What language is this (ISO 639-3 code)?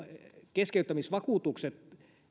fin